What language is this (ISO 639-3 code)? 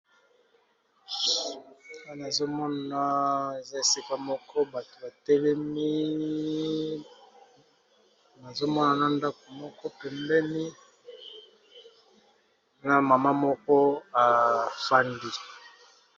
lin